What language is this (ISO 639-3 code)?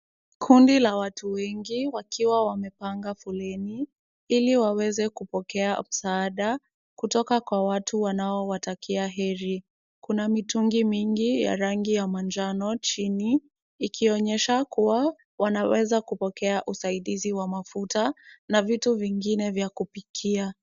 swa